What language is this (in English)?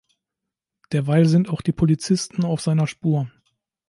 German